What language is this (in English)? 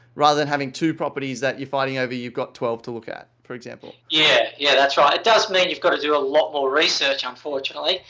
English